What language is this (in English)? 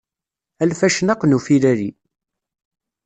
Kabyle